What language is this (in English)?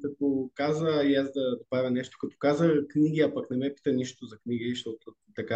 Bulgarian